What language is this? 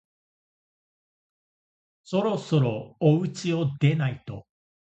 Japanese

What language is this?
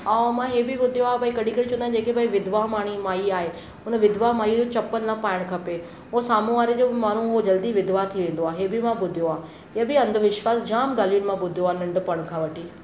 Sindhi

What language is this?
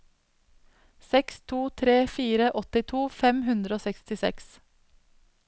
Norwegian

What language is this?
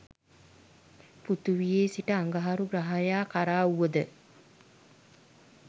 Sinhala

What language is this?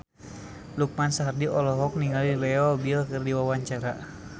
Sundanese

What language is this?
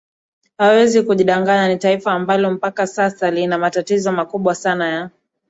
Swahili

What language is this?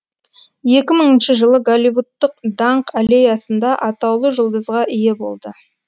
Kazakh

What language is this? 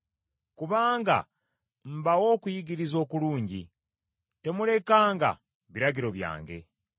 Ganda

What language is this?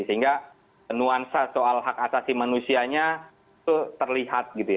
Indonesian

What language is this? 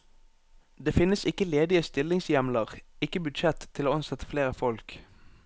Norwegian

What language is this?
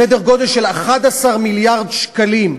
Hebrew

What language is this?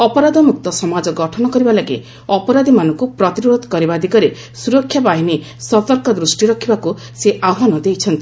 Odia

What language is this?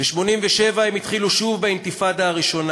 Hebrew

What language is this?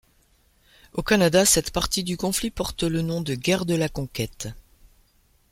French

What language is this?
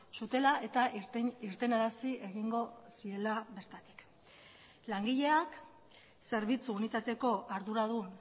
Basque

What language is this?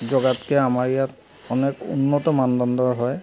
Assamese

